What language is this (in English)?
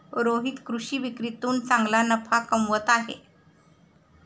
Marathi